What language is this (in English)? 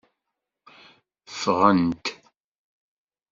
Kabyle